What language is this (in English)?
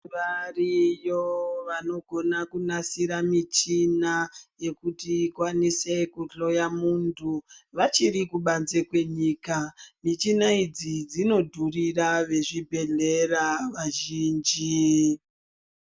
Ndau